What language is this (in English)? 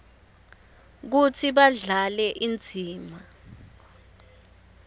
Swati